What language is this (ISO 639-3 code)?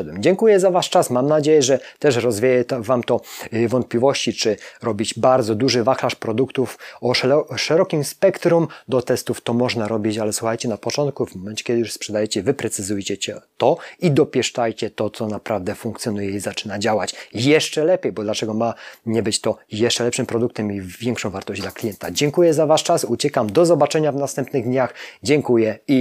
pol